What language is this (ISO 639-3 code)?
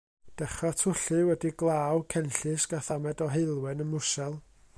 cym